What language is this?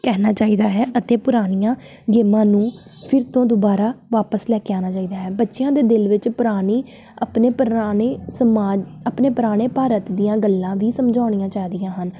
Punjabi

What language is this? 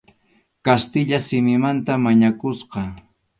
Arequipa-La Unión Quechua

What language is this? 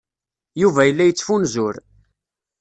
Kabyle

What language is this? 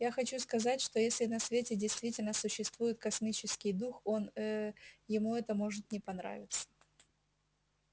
Russian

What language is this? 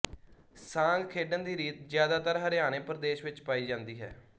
Punjabi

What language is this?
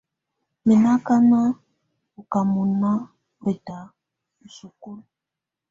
Tunen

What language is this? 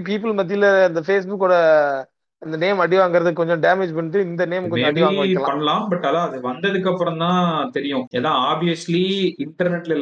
Tamil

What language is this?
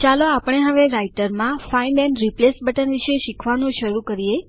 Gujarati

